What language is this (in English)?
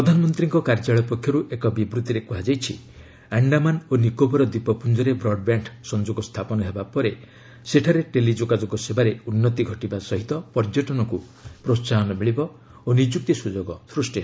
Odia